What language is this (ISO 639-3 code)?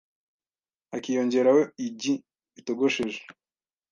kin